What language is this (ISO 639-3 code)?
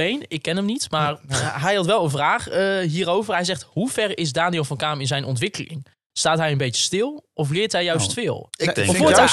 nld